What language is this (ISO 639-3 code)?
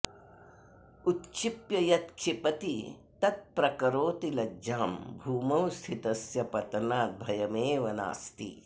san